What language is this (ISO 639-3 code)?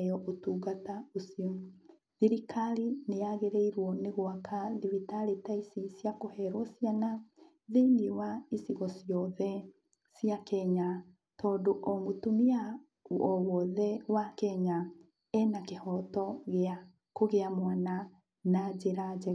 kik